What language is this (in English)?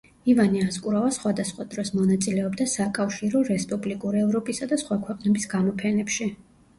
Georgian